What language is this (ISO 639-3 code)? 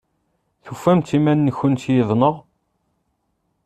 kab